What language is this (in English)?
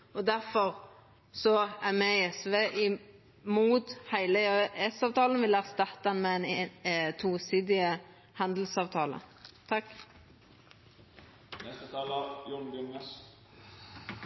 Norwegian Nynorsk